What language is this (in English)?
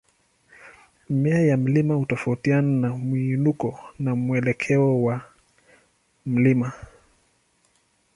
Swahili